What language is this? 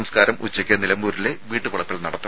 Malayalam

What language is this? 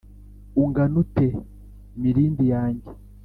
Kinyarwanda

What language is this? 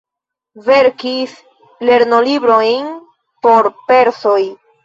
Esperanto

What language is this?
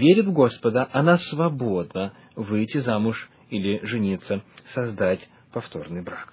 Russian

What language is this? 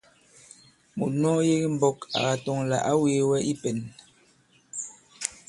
Bankon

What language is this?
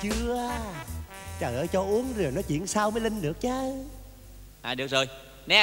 Vietnamese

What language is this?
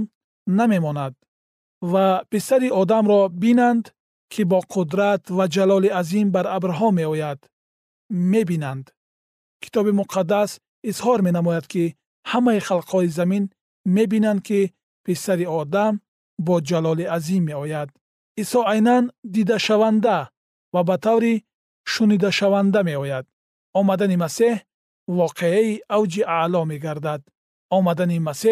Persian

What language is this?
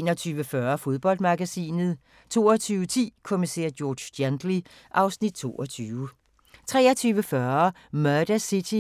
Danish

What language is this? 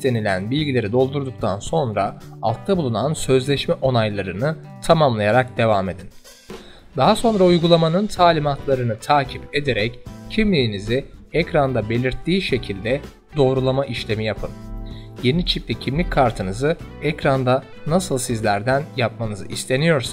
Turkish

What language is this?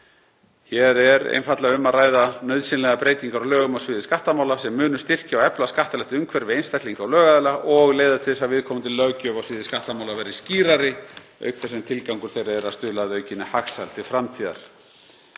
Icelandic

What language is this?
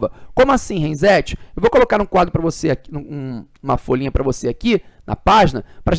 Portuguese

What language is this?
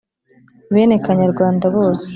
Kinyarwanda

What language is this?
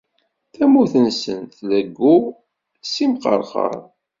Kabyle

